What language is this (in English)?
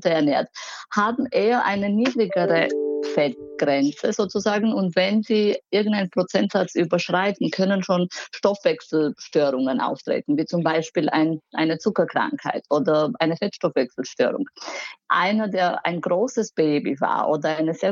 German